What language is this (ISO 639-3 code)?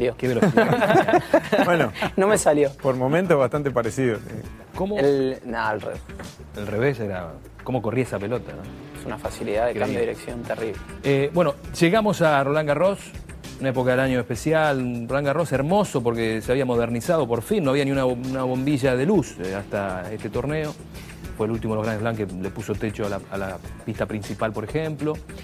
spa